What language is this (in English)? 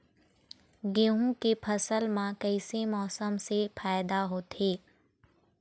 Chhattisgarhi